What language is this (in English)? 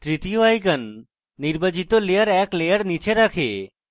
Bangla